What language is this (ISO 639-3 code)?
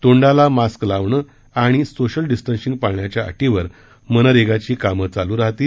mar